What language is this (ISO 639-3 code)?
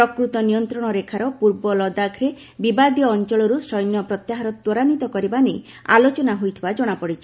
ori